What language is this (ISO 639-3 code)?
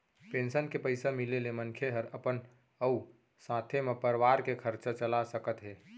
hne